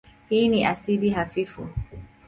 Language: Swahili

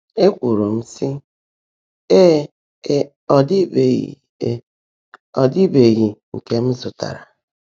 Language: Igbo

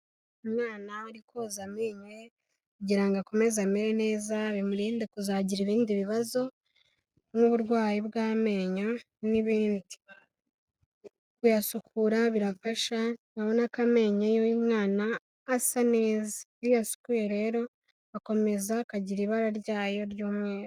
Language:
Kinyarwanda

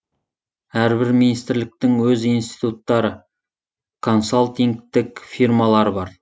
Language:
Kazakh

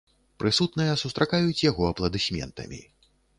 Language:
Belarusian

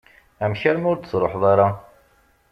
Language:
Kabyle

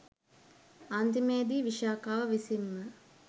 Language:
Sinhala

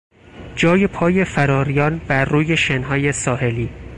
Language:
Persian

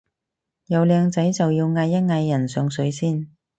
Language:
Cantonese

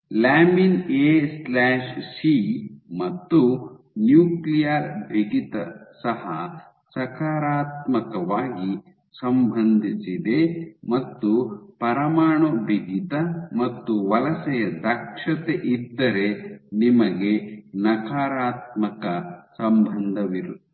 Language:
Kannada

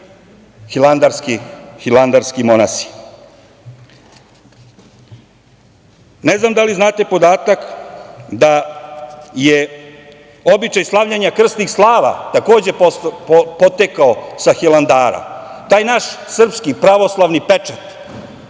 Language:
Serbian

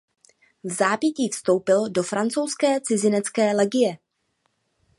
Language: Czech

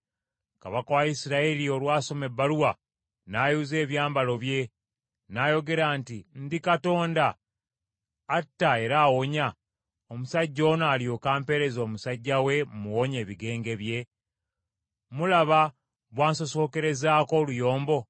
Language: Ganda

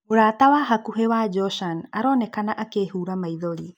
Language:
Kikuyu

